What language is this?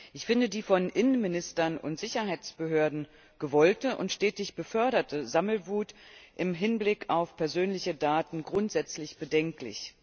German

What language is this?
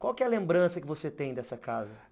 Portuguese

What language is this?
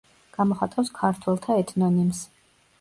Georgian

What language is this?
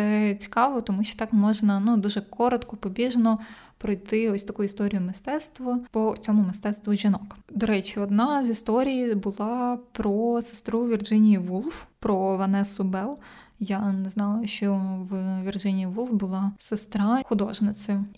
Ukrainian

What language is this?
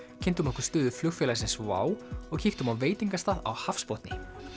Icelandic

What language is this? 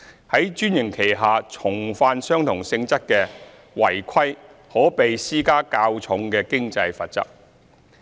Cantonese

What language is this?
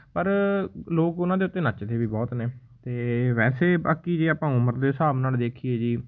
Punjabi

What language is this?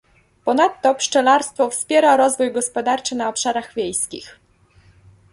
Polish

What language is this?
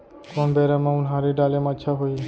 Chhattisgarhi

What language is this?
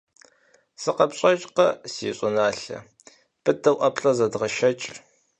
Kabardian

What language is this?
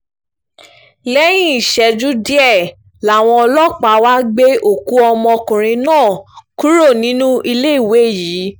Yoruba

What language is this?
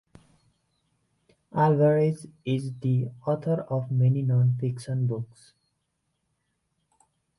English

